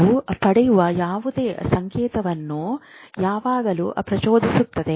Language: Kannada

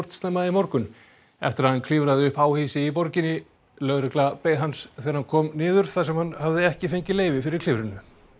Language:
Icelandic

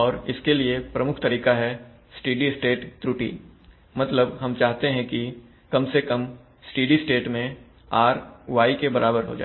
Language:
Hindi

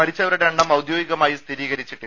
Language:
Malayalam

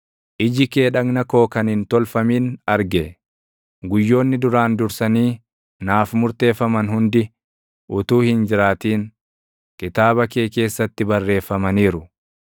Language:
Oromo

